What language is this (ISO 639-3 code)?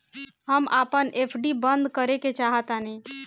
bho